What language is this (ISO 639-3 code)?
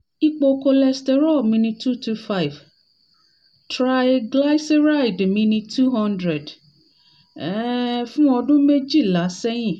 yor